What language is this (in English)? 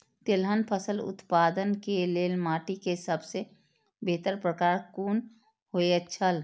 Maithili